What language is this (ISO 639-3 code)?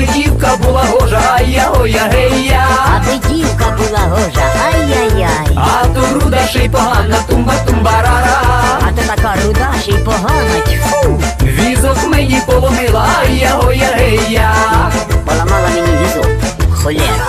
ukr